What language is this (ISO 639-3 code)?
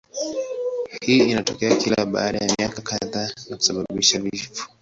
swa